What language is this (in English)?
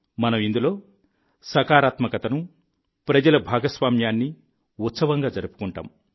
Telugu